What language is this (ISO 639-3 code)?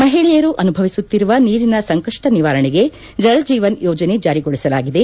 kan